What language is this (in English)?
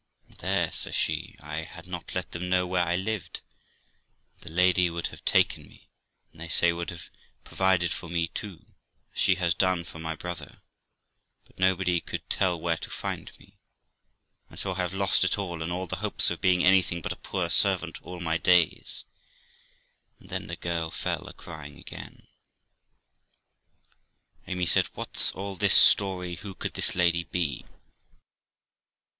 English